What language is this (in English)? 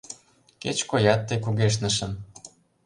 Mari